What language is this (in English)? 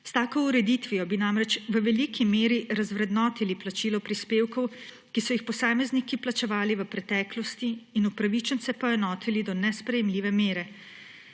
Slovenian